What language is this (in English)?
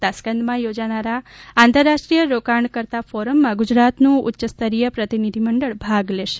Gujarati